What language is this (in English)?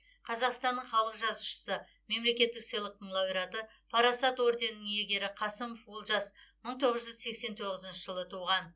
Kazakh